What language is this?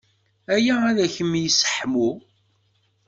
Kabyle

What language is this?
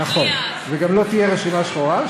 Hebrew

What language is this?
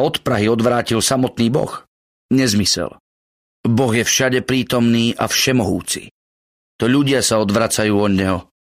Slovak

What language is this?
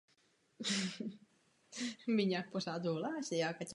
Czech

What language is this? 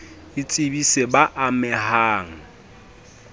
Southern Sotho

